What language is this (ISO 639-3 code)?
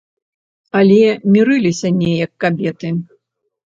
bel